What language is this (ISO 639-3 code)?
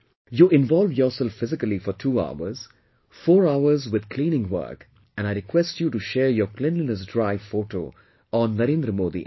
eng